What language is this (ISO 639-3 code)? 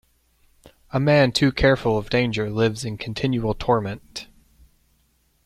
eng